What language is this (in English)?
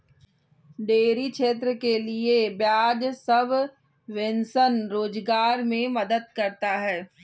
Hindi